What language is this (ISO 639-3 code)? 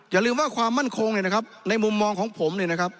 tha